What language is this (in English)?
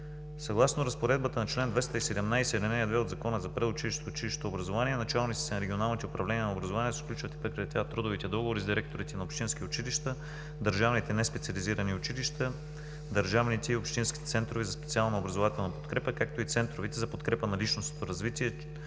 Bulgarian